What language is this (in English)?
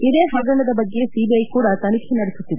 Kannada